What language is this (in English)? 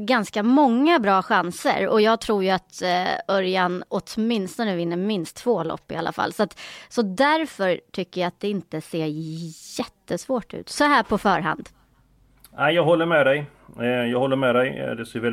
Swedish